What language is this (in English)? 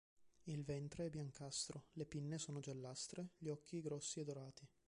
Italian